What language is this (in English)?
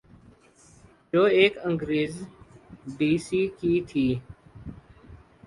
Urdu